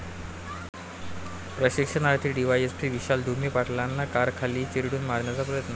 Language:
Marathi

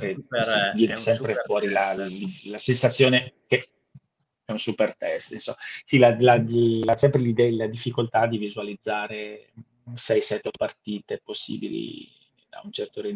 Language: Italian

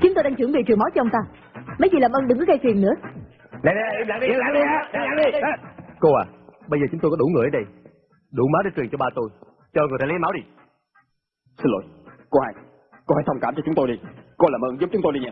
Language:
Vietnamese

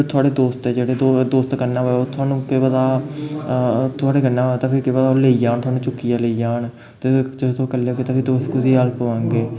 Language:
Dogri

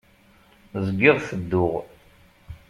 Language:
Kabyle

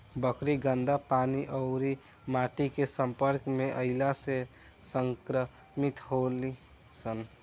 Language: Bhojpuri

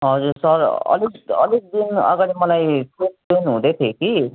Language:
Nepali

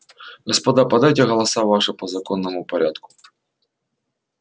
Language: Russian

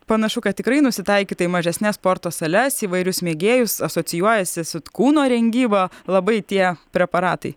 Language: Lithuanian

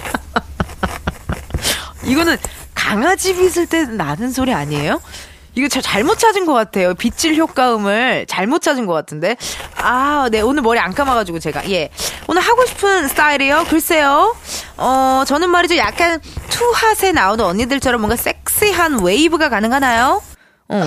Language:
Korean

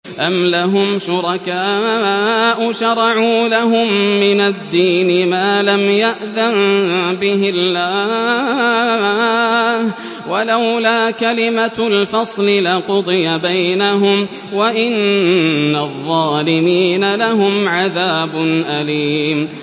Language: Arabic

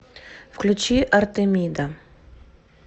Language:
Russian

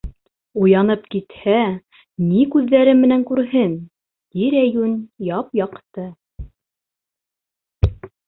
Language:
Bashkir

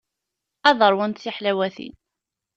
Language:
Kabyle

